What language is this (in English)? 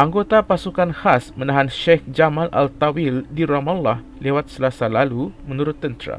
Malay